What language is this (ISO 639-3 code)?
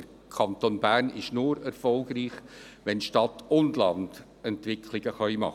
gsw